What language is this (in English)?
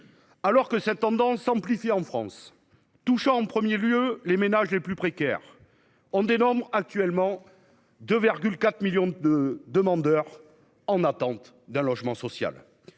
French